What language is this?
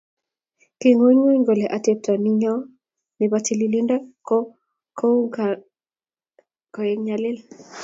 Kalenjin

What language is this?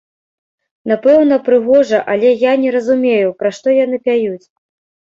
Belarusian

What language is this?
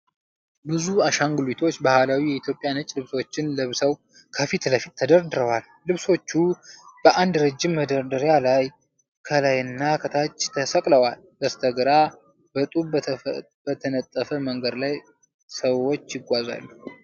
Amharic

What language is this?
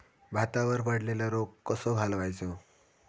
Marathi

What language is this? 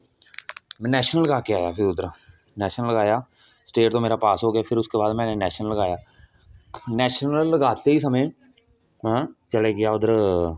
Dogri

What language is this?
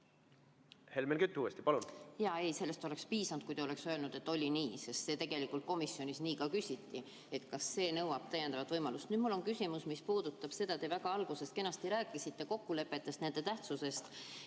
Estonian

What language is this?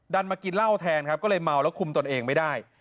Thai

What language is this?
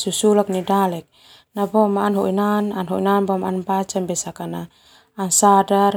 Termanu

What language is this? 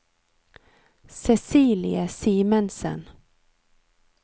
Norwegian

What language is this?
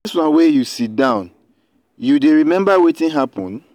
Nigerian Pidgin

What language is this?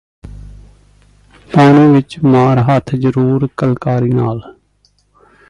Punjabi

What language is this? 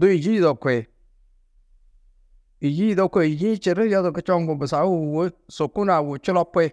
Tedaga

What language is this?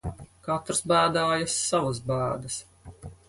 Latvian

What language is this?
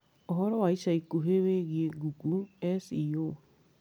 Kikuyu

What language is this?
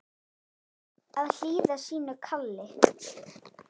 Icelandic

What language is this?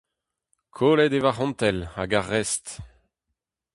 Breton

